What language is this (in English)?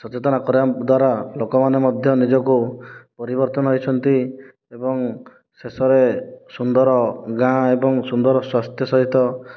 Odia